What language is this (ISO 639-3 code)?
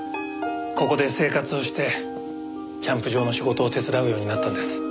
jpn